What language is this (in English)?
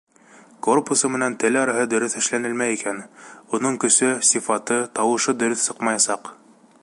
Bashkir